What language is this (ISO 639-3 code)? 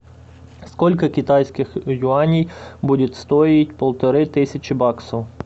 rus